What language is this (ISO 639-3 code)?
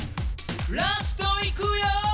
jpn